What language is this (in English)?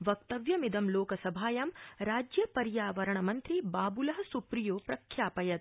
Sanskrit